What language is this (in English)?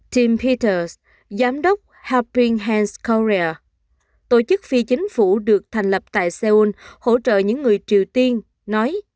Vietnamese